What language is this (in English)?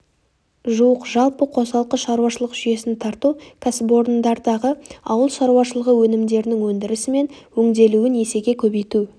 Kazakh